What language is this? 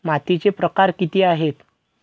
Marathi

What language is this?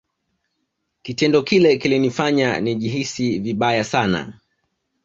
Swahili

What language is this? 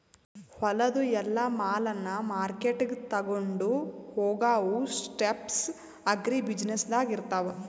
Kannada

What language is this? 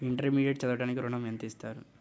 Telugu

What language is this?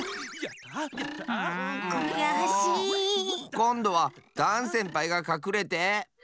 Japanese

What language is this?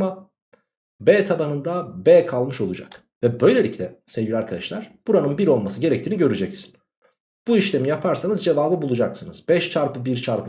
Turkish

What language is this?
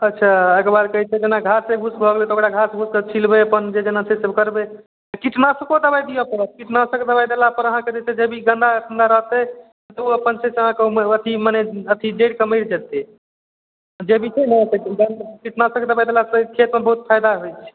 Maithili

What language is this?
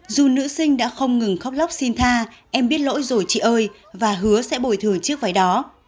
Vietnamese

